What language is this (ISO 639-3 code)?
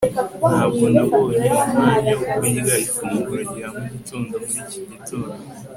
kin